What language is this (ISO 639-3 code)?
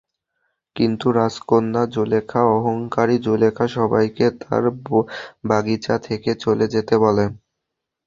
ben